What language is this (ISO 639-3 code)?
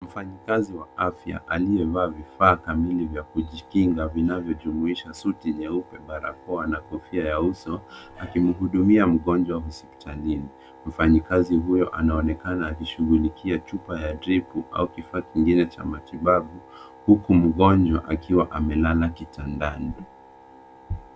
swa